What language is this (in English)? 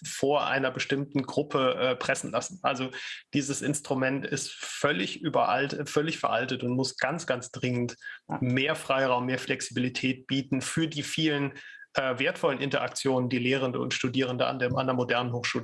German